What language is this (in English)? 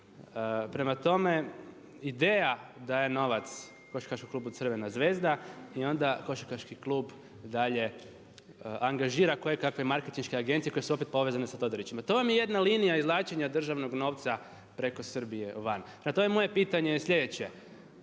Croatian